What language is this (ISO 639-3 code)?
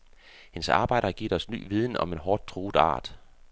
dan